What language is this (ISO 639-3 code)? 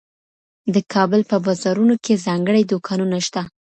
pus